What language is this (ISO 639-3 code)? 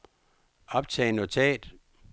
dan